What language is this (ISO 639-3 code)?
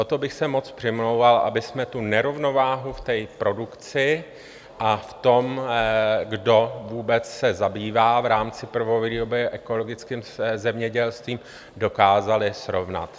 ces